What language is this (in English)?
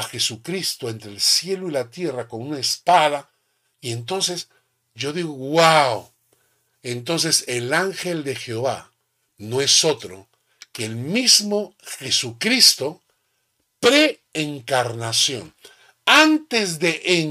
Spanish